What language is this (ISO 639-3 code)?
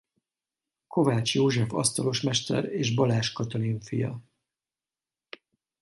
hun